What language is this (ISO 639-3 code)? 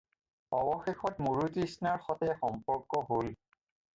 asm